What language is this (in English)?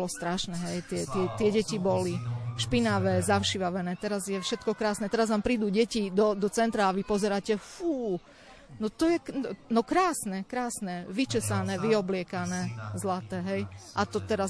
Slovak